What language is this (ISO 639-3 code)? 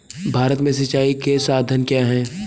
hin